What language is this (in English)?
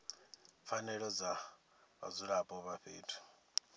Venda